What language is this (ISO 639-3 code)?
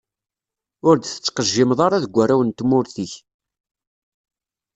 kab